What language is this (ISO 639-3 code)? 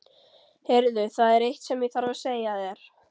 isl